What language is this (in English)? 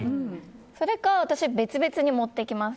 Japanese